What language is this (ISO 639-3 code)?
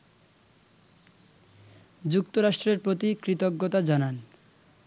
ben